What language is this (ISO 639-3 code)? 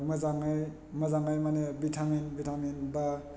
brx